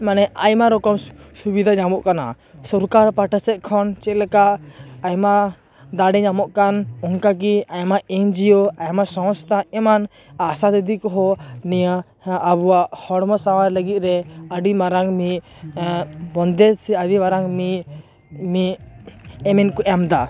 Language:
Santali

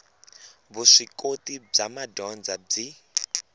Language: Tsonga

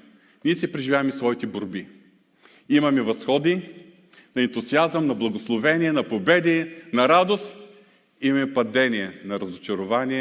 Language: Bulgarian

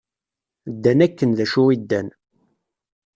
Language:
Kabyle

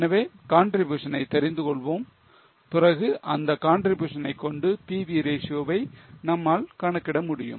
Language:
Tamil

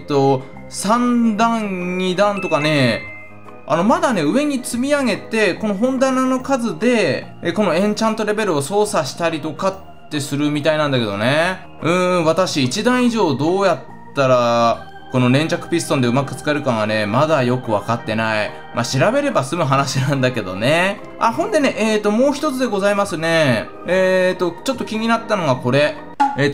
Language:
Japanese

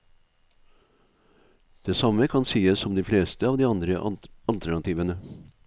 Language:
Norwegian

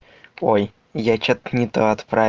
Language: Russian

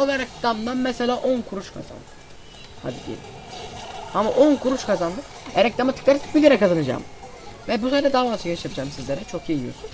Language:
Turkish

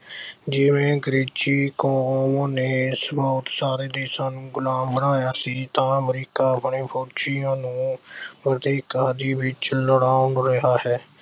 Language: Punjabi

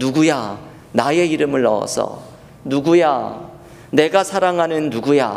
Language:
Korean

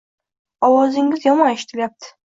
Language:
Uzbek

